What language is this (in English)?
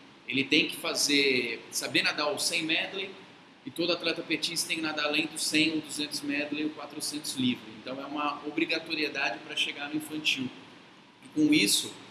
Portuguese